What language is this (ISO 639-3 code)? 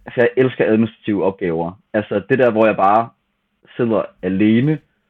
dan